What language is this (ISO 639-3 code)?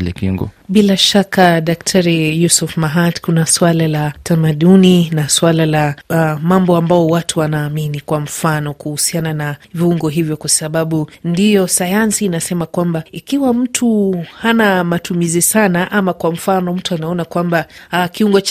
swa